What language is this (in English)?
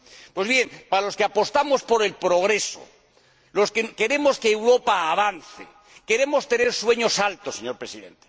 Spanish